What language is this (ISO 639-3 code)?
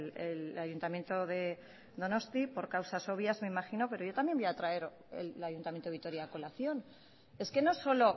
spa